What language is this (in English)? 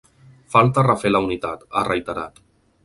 Catalan